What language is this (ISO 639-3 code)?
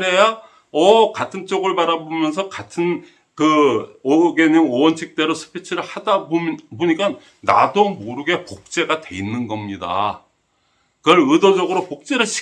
kor